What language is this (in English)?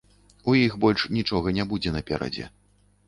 Belarusian